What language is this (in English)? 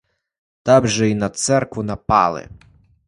Ukrainian